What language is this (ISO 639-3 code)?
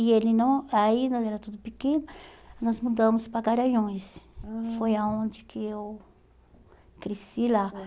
por